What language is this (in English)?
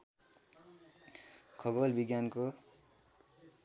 Nepali